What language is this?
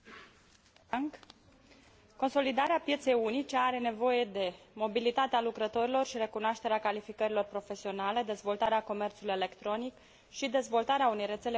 Romanian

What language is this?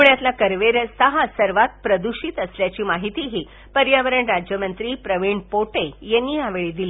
Marathi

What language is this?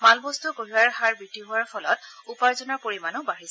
Assamese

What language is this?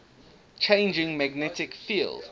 English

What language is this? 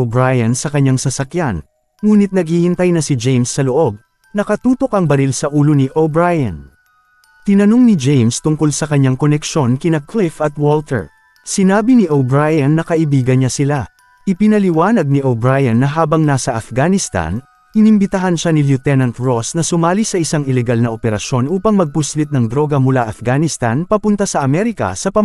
Filipino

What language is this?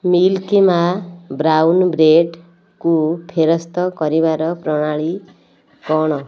Odia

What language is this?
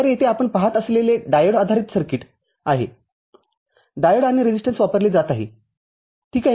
Marathi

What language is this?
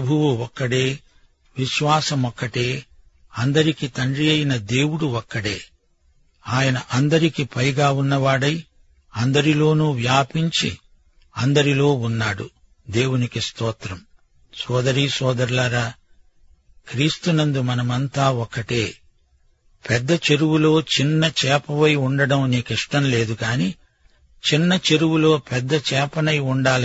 Telugu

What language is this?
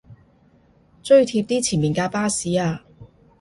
Cantonese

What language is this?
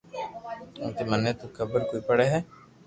Loarki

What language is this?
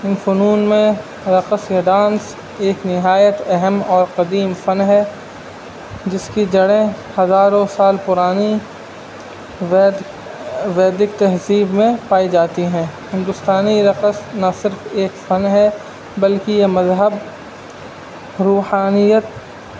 Urdu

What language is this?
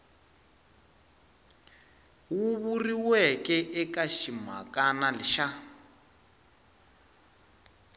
Tsonga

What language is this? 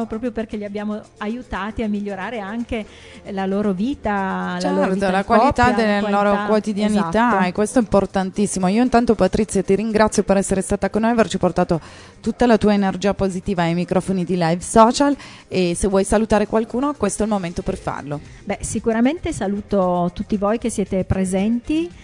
Italian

